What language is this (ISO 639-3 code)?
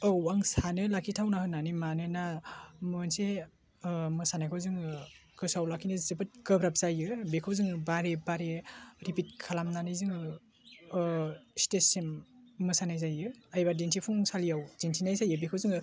brx